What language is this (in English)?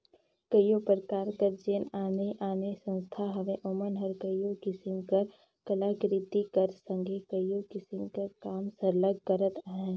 Chhattisgarhi